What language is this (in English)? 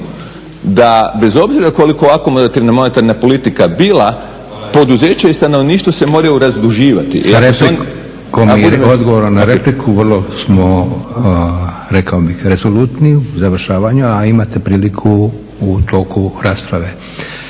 Croatian